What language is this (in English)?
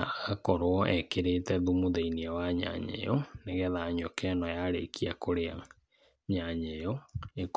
Kikuyu